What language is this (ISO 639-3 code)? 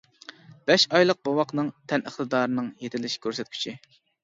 uig